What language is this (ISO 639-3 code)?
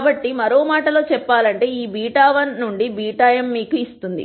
tel